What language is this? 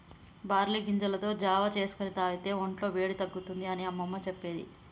Telugu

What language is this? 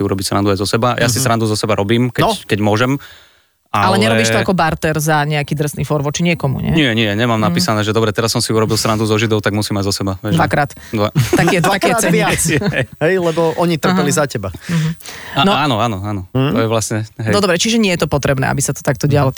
Slovak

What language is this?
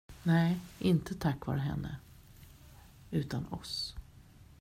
Swedish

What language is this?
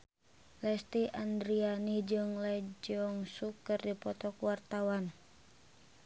Sundanese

